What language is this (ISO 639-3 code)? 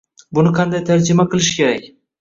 uzb